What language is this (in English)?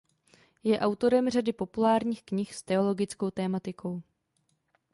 Czech